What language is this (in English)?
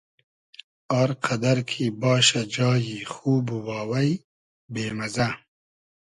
Hazaragi